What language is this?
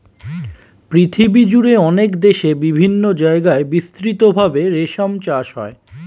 Bangla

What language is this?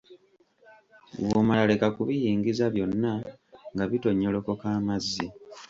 Ganda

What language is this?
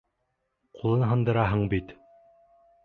Bashkir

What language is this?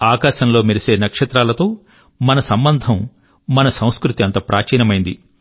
Telugu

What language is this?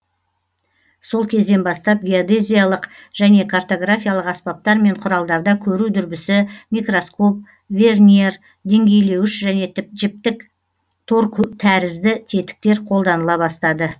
Kazakh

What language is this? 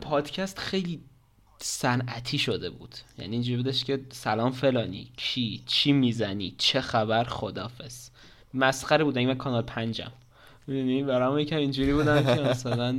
Persian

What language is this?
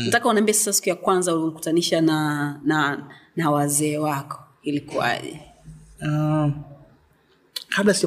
Swahili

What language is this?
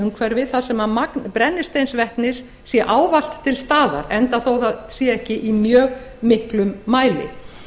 Icelandic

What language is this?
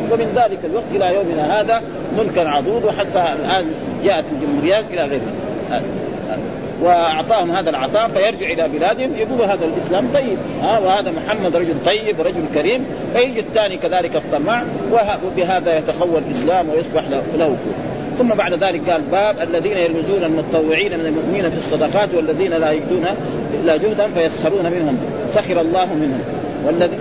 Arabic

